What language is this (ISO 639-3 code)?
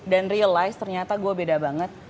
ind